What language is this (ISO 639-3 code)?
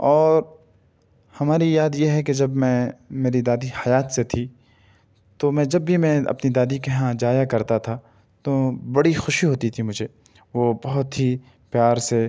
urd